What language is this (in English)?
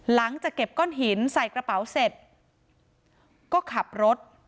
Thai